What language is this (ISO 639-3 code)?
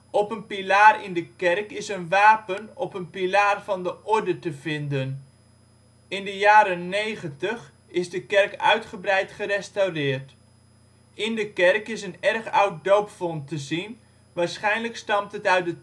nld